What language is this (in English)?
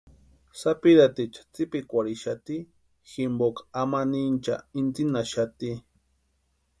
Western Highland Purepecha